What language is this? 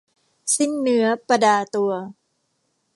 Thai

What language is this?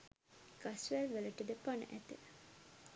Sinhala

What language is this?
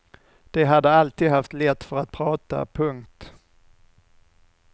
Swedish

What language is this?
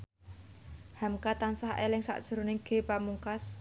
Javanese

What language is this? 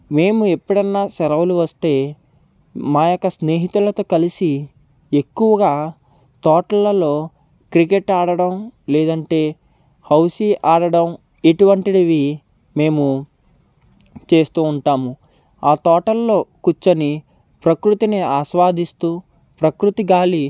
Telugu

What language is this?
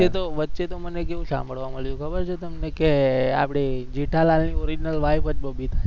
Gujarati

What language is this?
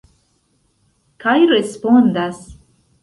Esperanto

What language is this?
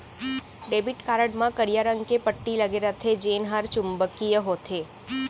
Chhattisgarhi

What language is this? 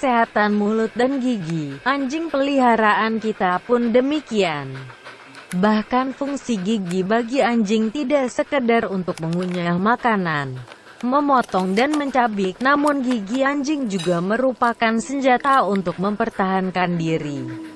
Indonesian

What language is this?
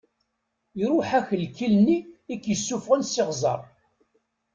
Kabyle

